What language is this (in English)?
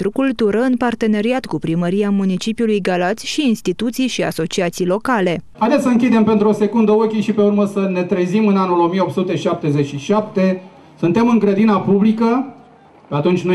Romanian